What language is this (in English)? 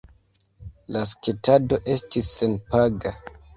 Esperanto